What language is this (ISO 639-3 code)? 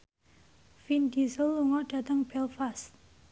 jav